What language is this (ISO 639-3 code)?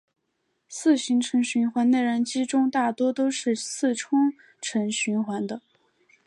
zho